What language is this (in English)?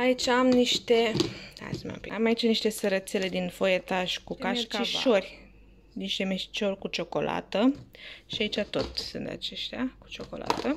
Romanian